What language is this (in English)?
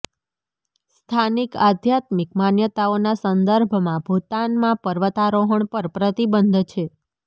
Gujarati